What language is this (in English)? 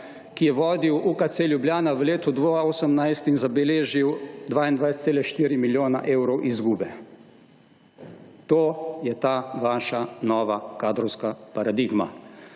Slovenian